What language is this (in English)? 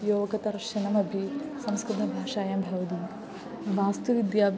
Sanskrit